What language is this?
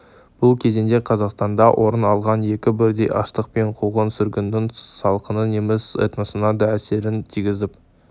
Kazakh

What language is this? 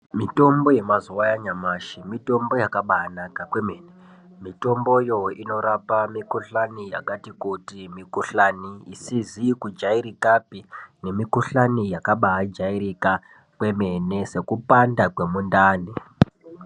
Ndau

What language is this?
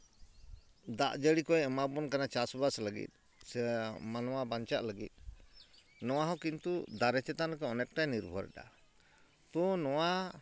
Santali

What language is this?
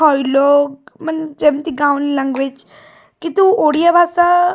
Odia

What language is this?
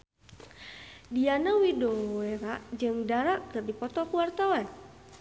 Sundanese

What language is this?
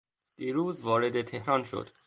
Persian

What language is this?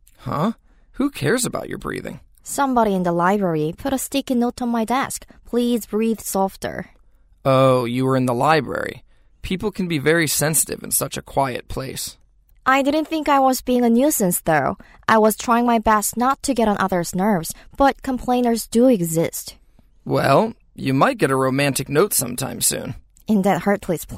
Korean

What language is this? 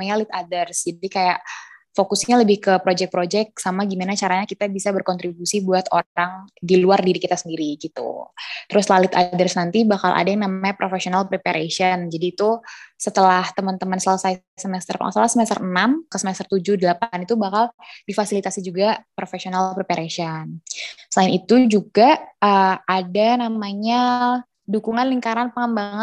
Indonesian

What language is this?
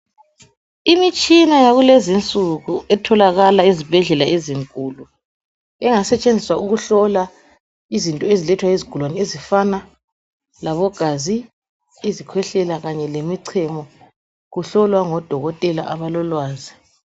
North Ndebele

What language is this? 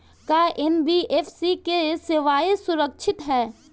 Bhojpuri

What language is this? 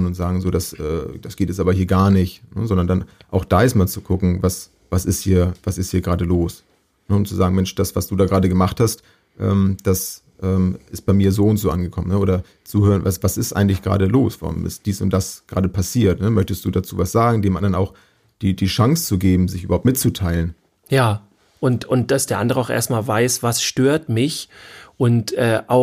German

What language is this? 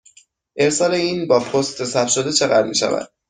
Persian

